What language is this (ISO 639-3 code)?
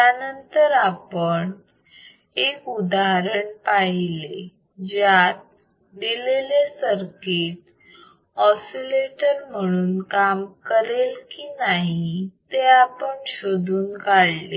mar